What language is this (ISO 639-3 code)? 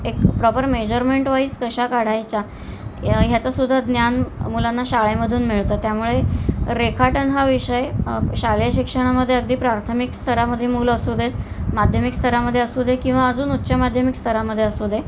mar